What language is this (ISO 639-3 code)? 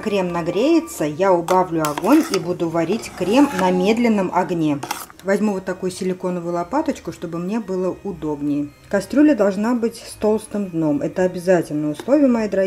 rus